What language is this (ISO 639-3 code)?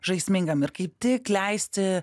lit